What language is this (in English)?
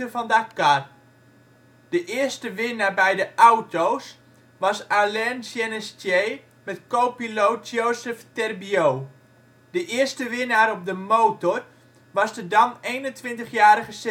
Dutch